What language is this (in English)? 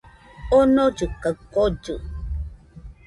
Nüpode Huitoto